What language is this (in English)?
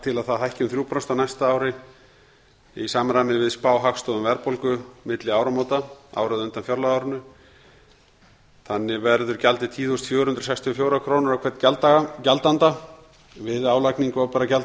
Icelandic